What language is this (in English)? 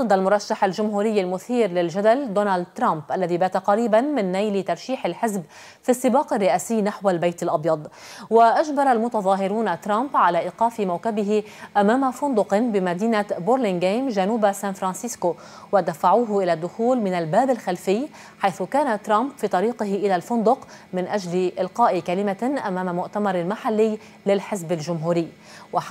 Arabic